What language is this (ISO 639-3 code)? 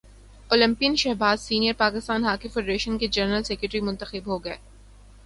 urd